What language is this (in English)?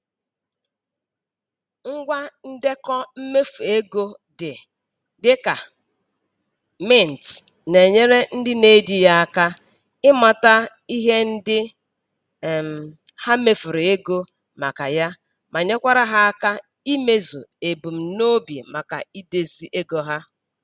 Igbo